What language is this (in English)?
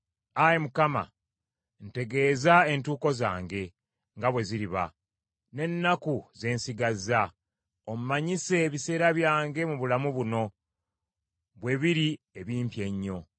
Ganda